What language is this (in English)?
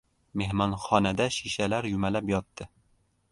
Uzbek